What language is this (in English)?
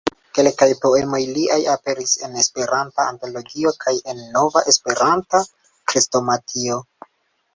Esperanto